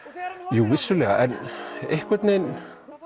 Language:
Icelandic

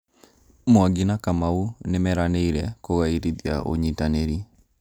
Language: Kikuyu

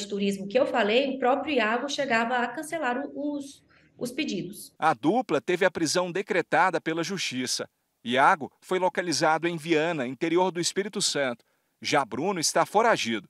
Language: Portuguese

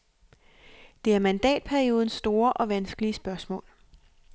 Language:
Danish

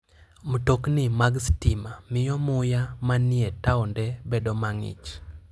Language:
Luo (Kenya and Tanzania)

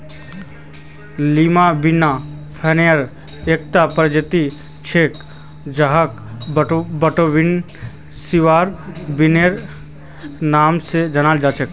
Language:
Magahi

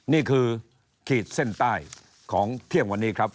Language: Thai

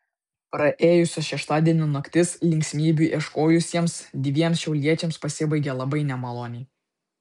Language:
Lithuanian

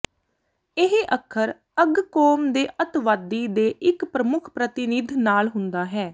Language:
Punjabi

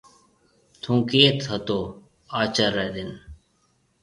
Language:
Marwari (Pakistan)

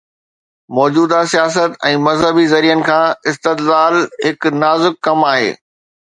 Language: Sindhi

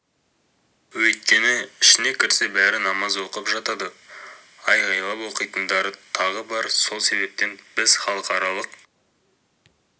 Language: Kazakh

